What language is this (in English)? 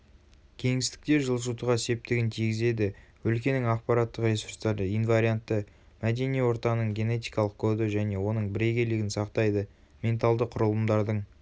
Kazakh